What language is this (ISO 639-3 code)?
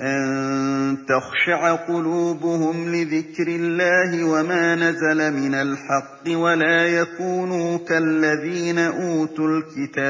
ara